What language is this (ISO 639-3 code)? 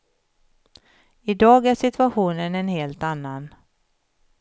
swe